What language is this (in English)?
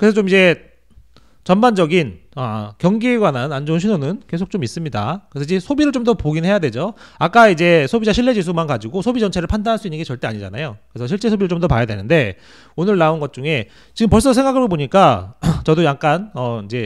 Korean